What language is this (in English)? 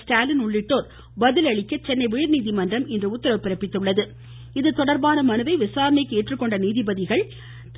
Tamil